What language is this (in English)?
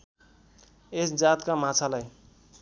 Nepali